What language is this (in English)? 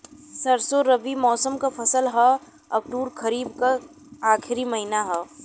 Bhojpuri